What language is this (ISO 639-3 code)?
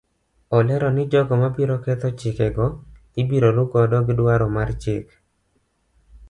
luo